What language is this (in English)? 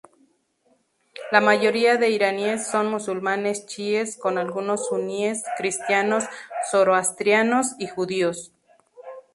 Spanish